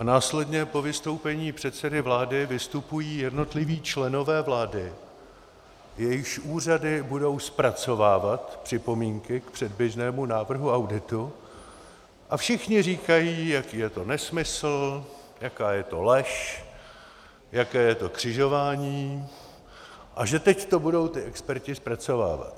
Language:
Czech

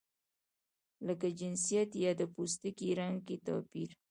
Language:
Pashto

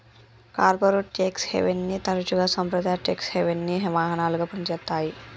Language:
Telugu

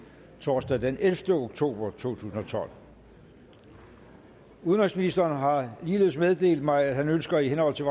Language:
Danish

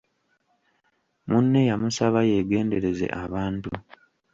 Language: Ganda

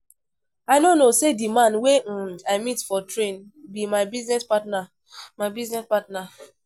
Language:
Nigerian Pidgin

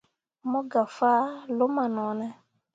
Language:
Mundang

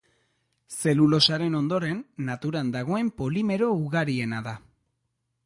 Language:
Basque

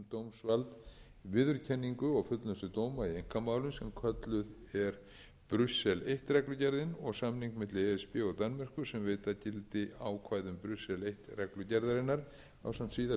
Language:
Icelandic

